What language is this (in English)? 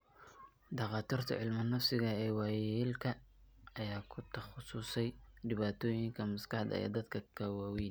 Somali